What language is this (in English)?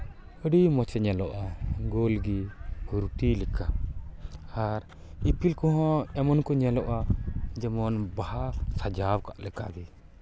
Santali